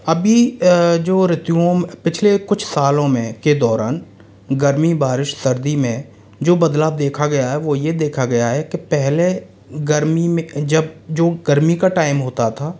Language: Hindi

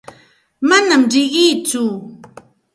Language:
Santa Ana de Tusi Pasco Quechua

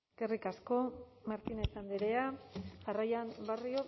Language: Basque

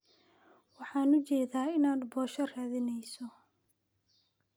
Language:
Somali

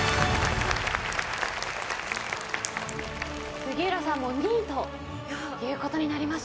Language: Japanese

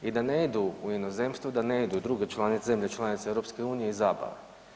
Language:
Croatian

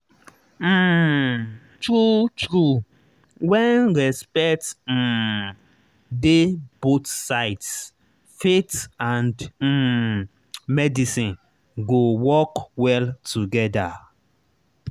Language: Nigerian Pidgin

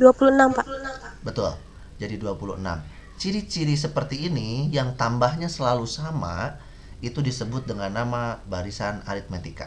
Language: Indonesian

